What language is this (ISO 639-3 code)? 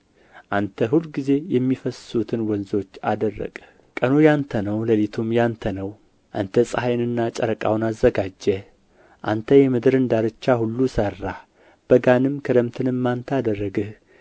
amh